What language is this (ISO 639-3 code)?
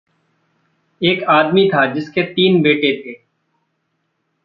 hin